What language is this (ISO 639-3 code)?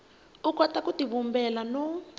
tso